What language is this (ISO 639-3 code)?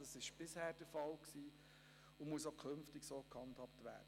gsw